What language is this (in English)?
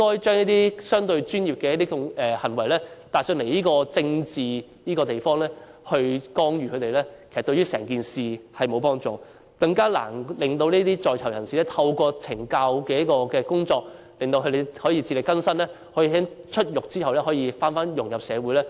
Cantonese